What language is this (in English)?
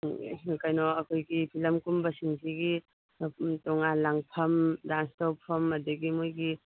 Manipuri